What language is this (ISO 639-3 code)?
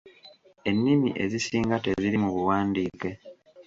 lug